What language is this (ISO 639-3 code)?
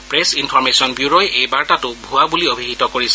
asm